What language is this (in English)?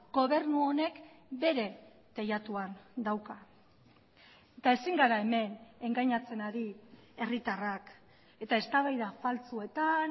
Basque